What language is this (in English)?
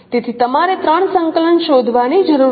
Gujarati